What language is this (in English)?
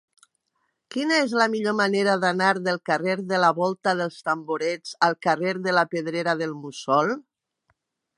Catalan